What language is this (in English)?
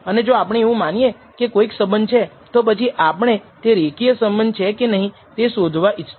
Gujarati